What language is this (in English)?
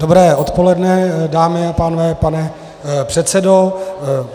Czech